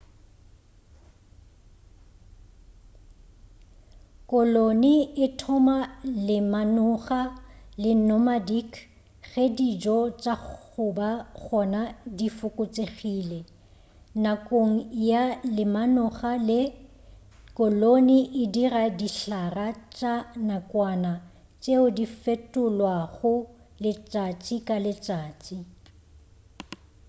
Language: Northern Sotho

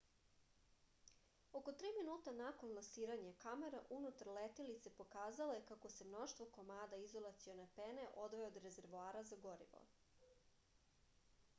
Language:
Serbian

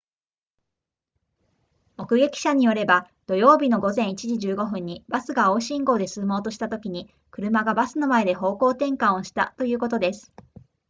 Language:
Japanese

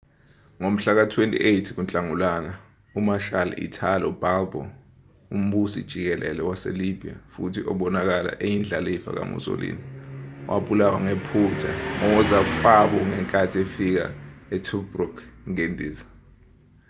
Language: Zulu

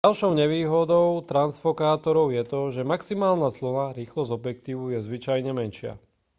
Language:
Slovak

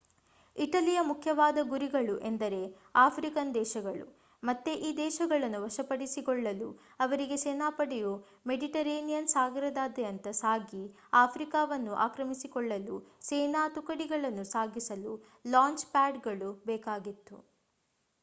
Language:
Kannada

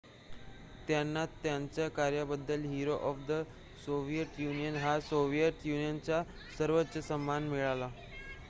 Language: Marathi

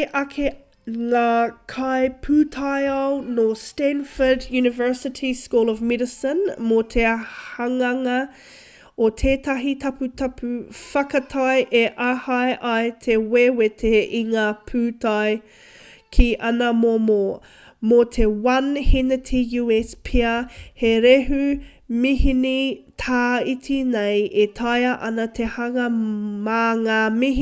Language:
Māori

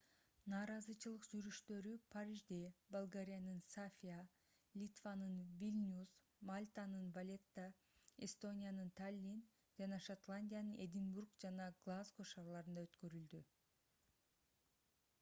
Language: Kyrgyz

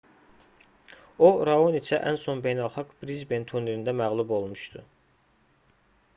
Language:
Azerbaijani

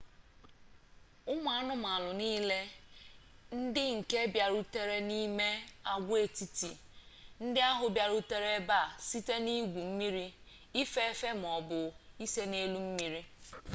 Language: Igbo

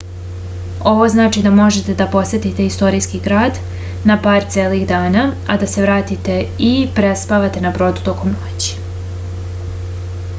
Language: Serbian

